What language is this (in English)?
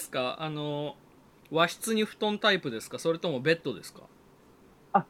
Japanese